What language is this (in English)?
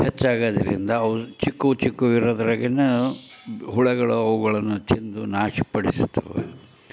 Kannada